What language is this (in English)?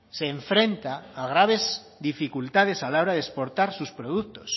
Spanish